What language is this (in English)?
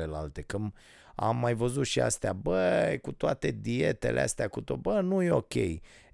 Romanian